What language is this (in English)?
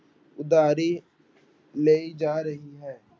Punjabi